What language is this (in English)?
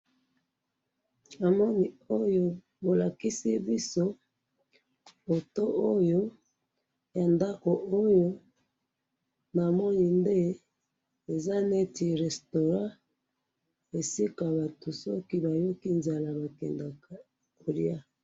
Lingala